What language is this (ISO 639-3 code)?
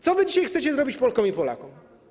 pol